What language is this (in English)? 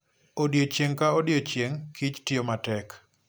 Luo (Kenya and Tanzania)